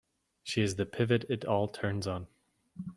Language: English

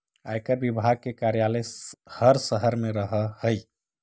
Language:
Magahi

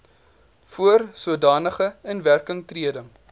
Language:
Afrikaans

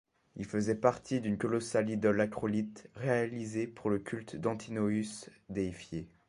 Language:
French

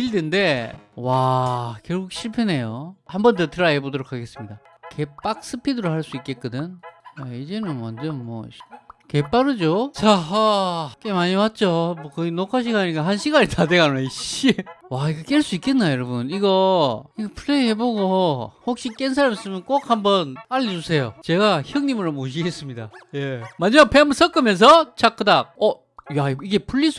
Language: Korean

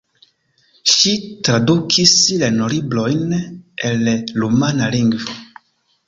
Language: Esperanto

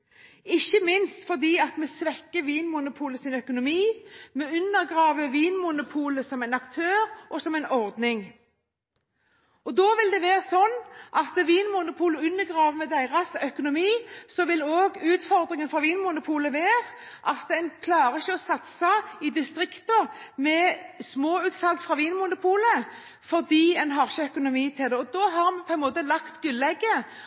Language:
Norwegian Bokmål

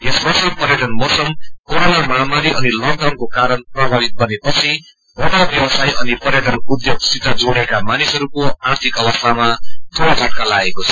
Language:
Nepali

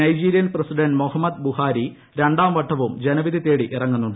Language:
Malayalam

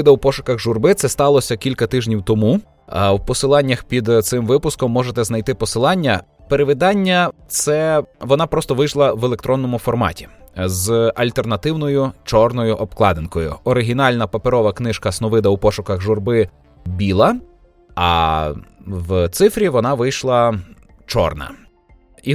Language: Ukrainian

